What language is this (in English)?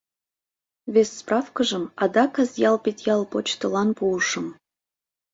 Mari